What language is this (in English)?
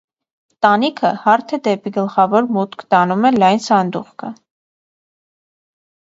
Armenian